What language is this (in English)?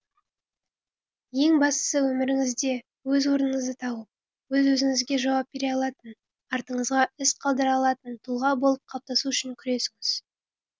Kazakh